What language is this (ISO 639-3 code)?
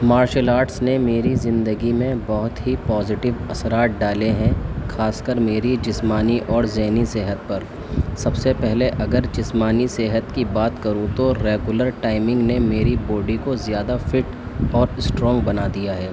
urd